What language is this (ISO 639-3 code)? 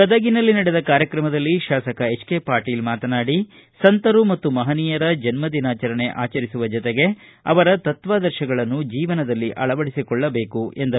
kan